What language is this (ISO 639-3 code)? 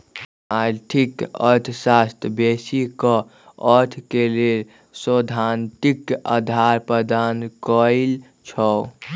mag